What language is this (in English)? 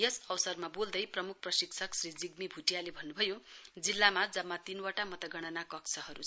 Nepali